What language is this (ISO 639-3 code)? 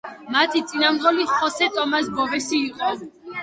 kat